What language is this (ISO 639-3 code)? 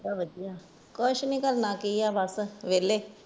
pan